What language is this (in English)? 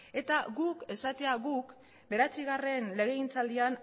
Basque